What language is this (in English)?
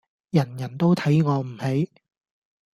Cantonese